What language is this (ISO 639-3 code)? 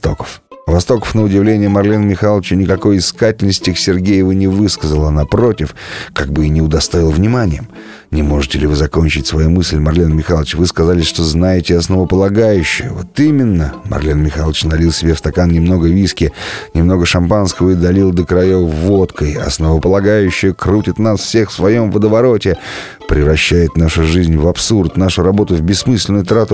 rus